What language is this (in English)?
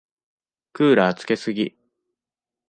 Japanese